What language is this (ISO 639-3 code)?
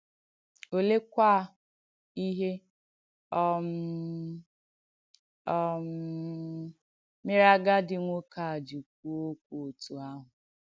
ibo